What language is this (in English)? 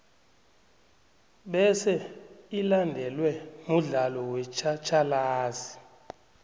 South Ndebele